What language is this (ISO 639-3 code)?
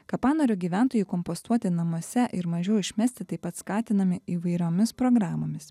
lit